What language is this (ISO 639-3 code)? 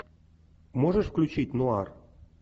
rus